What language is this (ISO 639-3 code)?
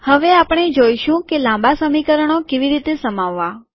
guj